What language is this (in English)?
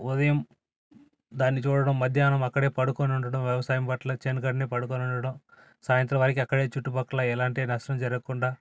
Telugu